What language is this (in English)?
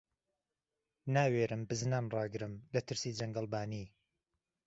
Central Kurdish